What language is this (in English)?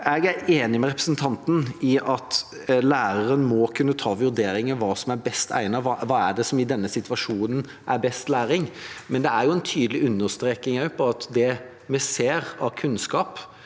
Norwegian